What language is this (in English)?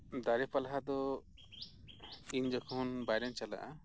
Santali